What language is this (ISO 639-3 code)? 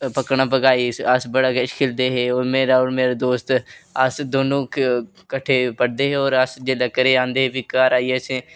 doi